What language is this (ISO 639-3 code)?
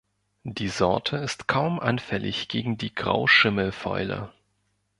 deu